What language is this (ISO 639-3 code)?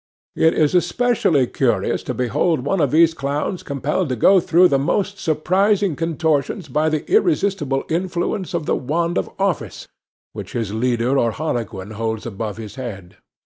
eng